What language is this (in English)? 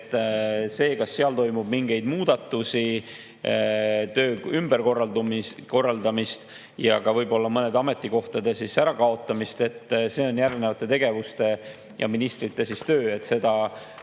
Estonian